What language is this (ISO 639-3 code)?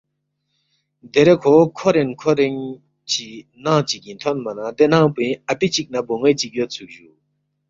bft